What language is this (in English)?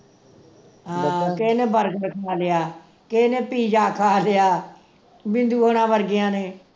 Punjabi